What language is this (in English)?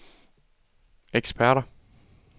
Danish